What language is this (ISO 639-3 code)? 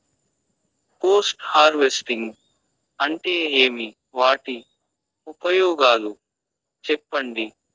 tel